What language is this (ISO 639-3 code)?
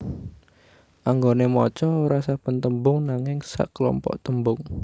jav